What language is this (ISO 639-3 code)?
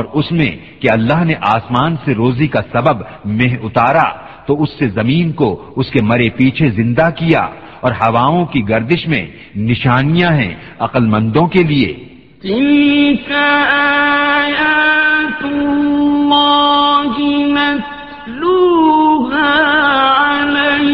urd